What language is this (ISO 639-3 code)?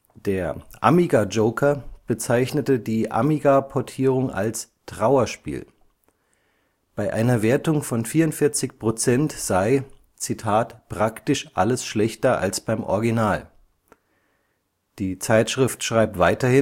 deu